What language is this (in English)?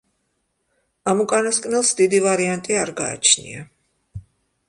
Georgian